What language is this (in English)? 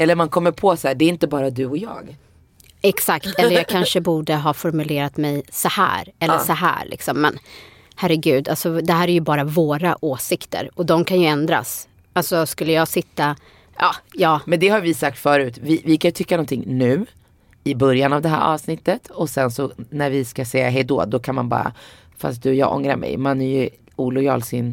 Swedish